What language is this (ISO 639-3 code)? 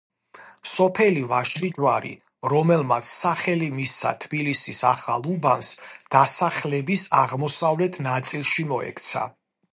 kat